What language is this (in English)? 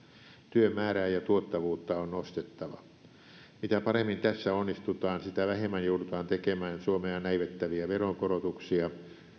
Finnish